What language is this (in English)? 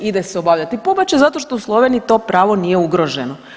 Croatian